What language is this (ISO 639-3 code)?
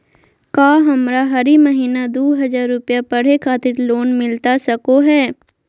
mag